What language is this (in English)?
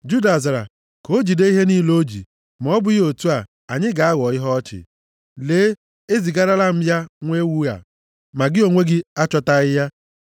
Igbo